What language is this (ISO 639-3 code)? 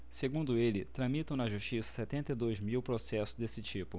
por